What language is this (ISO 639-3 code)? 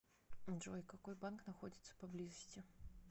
rus